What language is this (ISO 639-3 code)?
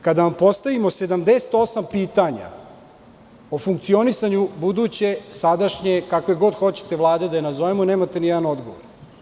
srp